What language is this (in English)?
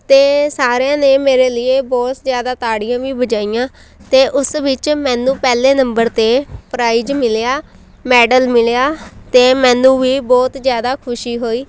Punjabi